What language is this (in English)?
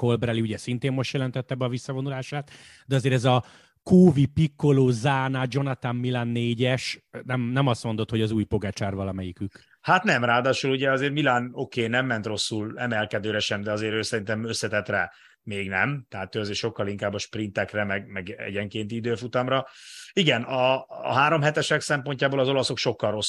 Hungarian